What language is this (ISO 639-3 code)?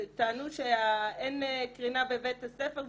heb